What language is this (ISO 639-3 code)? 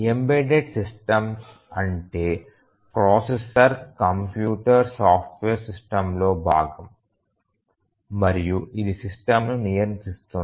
tel